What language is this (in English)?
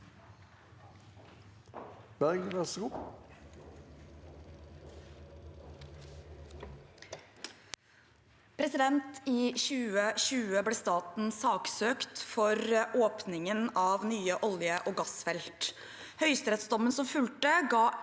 Norwegian